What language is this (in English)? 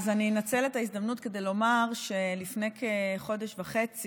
Hebrew